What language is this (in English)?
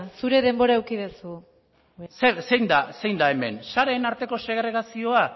Basque